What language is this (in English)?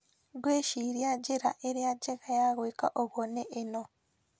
Kikuyu